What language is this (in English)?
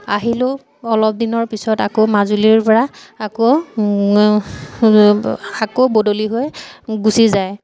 Assamese